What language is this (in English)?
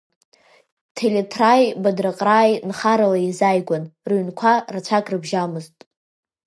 Abkhazian